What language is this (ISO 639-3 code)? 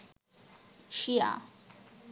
ben